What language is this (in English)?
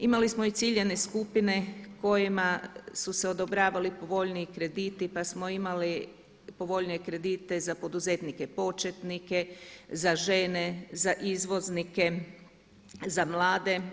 Croatian